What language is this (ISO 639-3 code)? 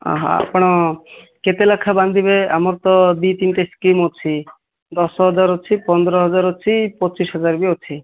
ori